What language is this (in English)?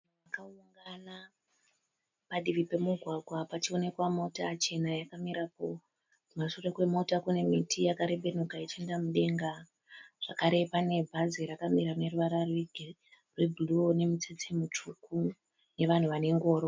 Shona